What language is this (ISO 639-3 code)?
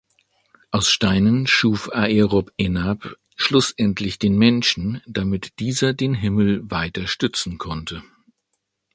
deu